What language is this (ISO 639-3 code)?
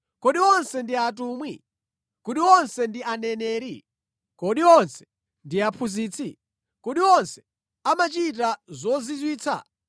nya